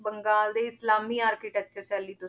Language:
Punjabi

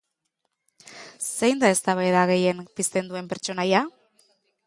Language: Basque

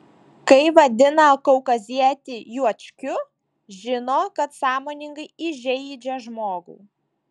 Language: Lithuanian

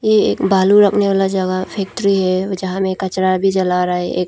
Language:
Hindi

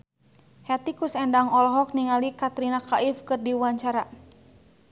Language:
Sundanese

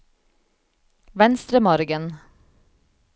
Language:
Norwegian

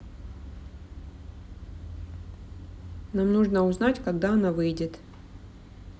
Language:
Russian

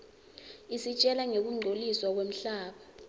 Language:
Swati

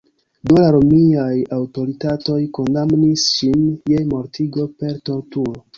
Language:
Esperanto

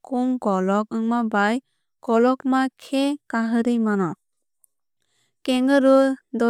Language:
Kok Borok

